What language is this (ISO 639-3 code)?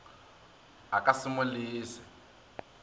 nso